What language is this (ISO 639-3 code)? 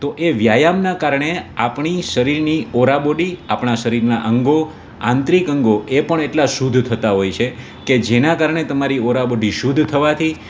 guj